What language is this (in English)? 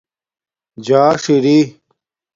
Domaaki